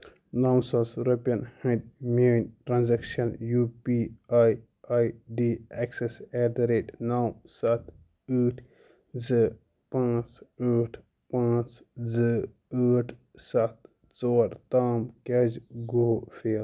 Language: Kashmiri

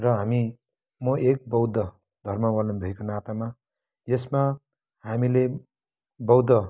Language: Nepali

